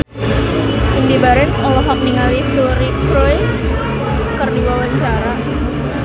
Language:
Sundanese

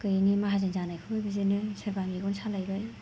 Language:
Bodo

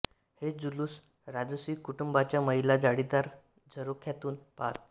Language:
Marathi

